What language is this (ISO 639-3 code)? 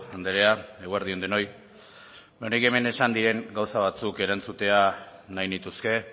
eus